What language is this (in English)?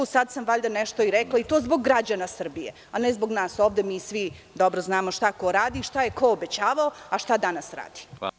Serbian